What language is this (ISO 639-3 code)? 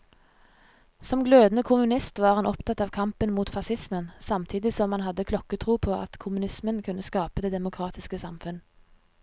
nor